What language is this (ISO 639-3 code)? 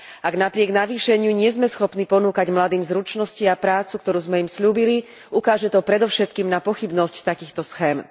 slk